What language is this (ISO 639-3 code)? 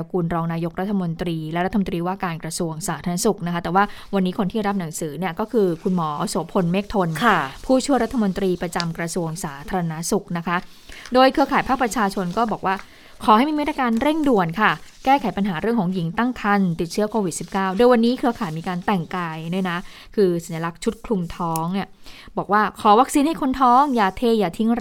tha